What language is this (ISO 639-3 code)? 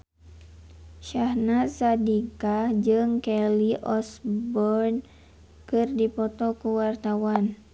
sun